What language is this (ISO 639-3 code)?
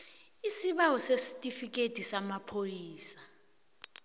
nbl